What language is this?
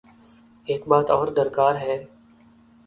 Urdu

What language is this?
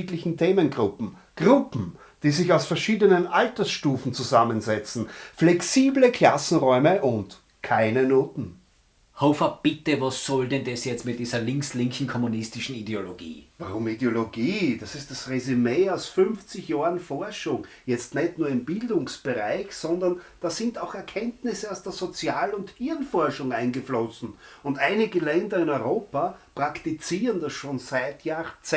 German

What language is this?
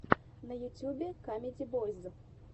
Russian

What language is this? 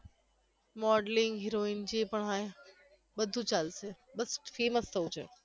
Gujarati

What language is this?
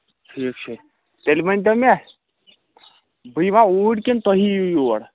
Kashmiri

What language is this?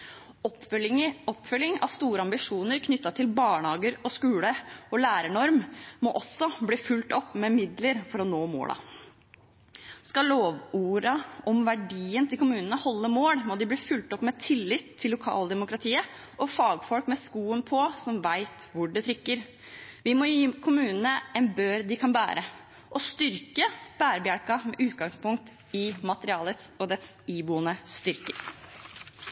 Norwegian Bokmål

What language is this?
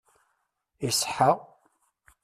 Kabyle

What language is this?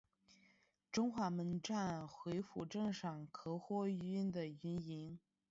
Chinese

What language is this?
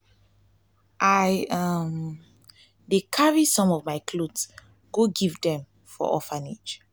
Nigerian Pidgin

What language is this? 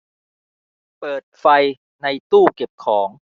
Thai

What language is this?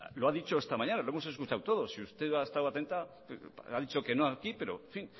Spanish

